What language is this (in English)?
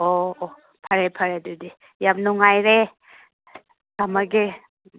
Manipuri